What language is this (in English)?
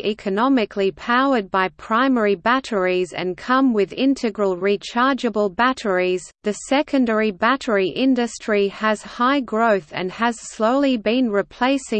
English